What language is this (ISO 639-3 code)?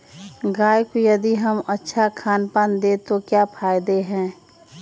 mag